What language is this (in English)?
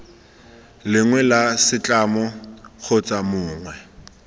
Tswana